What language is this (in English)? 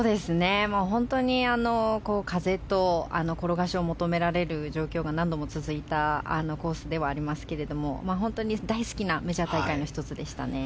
Japanese